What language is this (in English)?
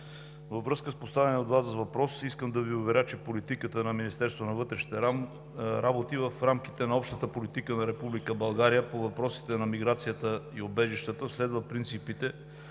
Bulgarian